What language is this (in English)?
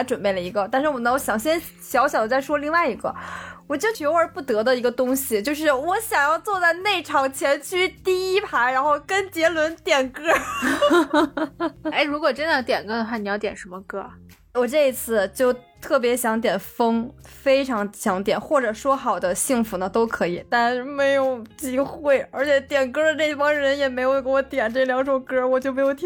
Chinese